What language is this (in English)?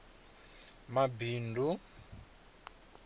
Venda